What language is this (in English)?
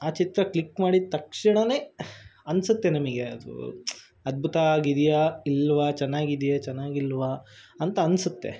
Kannada